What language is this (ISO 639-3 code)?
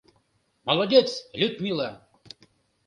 chm